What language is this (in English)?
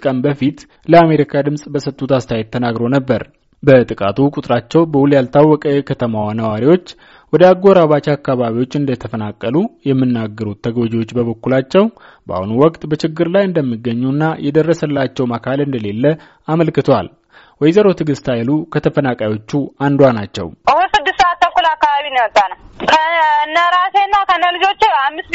Amharic